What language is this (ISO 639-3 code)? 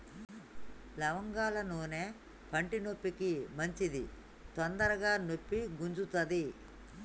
tel